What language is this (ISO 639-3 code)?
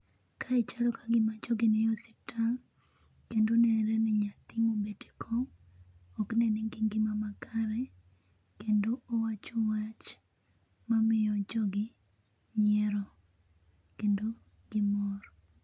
luo